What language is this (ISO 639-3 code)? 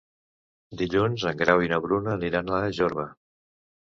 cat